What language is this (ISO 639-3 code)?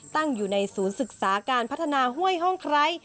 tha